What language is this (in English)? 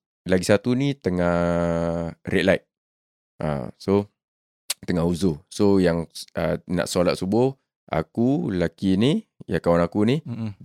Malay